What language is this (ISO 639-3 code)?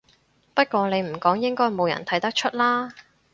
yue